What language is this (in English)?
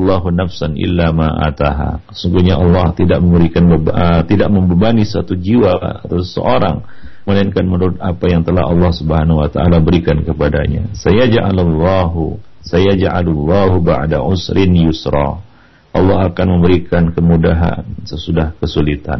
Malay